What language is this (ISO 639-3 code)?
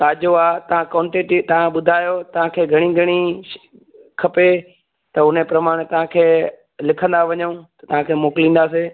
snd